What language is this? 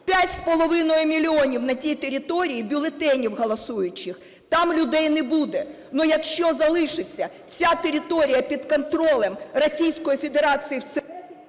Ukrainian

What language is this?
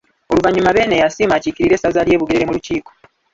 Ganda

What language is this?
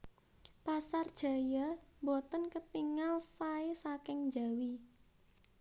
Javanese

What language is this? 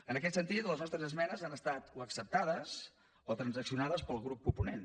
Catalan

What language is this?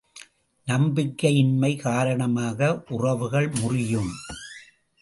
Tamil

